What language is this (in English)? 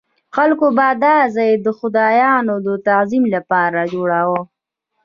Pashto